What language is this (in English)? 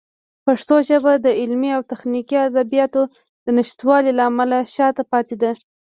Pashto